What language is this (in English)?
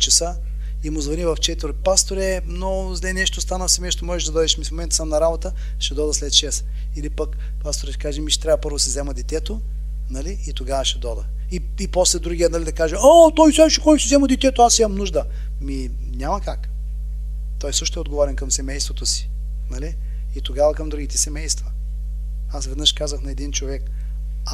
Bulgarian